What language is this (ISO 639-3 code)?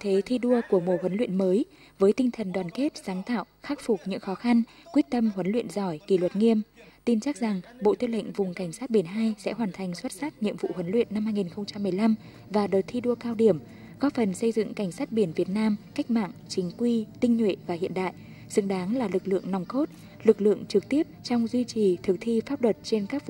vie